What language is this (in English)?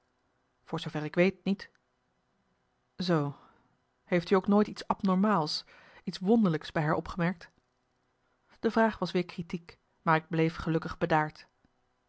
Dutch